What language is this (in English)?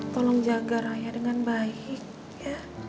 Indonesian